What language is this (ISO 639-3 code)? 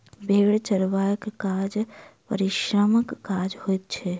mai